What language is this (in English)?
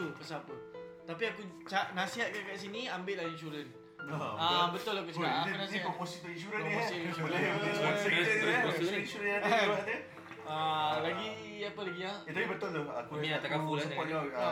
Malay